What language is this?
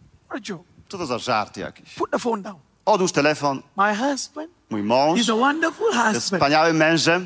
Polish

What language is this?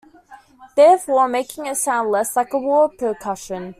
English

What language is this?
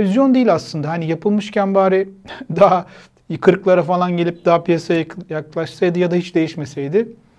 Turkish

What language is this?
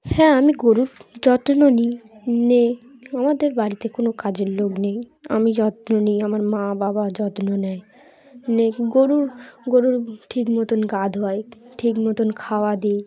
Bangla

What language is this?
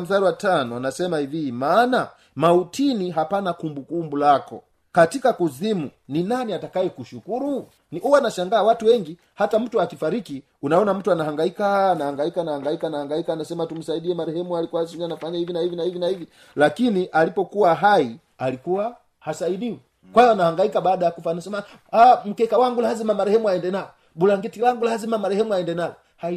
Swahili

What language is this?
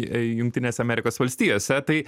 Lithuanian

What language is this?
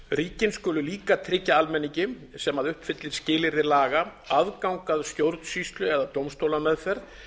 Icelandic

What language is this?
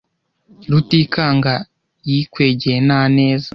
Kinyarwanda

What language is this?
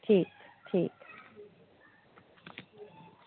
Dogri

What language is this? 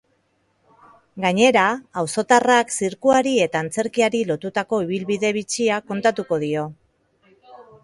Basque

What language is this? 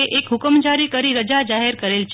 Gujarati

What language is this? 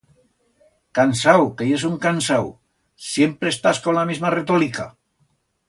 Aragonese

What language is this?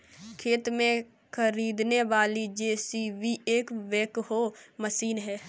Hindi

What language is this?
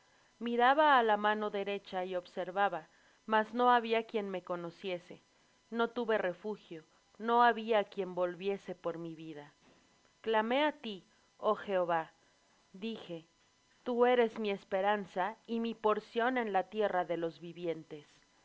Spanish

